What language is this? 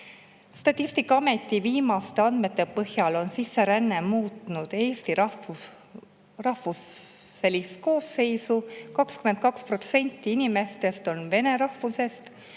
Estonian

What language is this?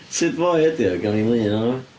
Welsh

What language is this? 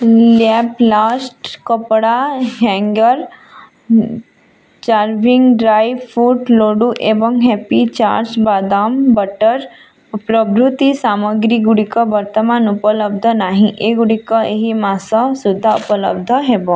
Odia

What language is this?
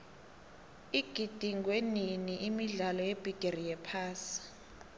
South Ndebele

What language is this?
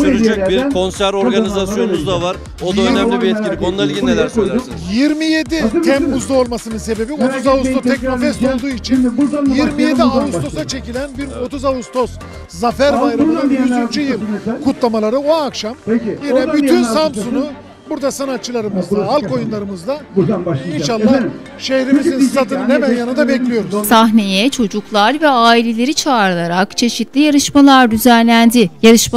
Turkish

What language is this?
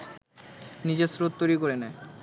Bangla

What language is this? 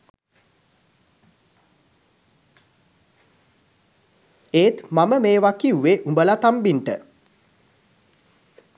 Sinhala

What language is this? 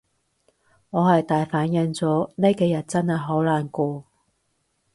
Cantonese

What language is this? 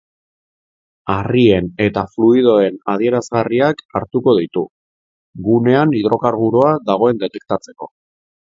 Basque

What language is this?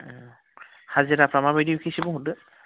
Bodo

